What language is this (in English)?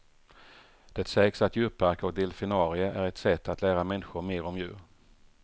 Swedish